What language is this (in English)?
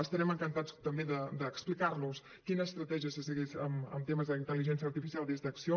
Catalan